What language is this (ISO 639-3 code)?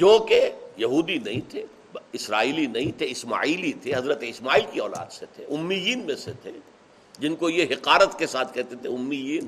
urd